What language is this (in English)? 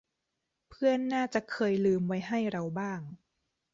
Thai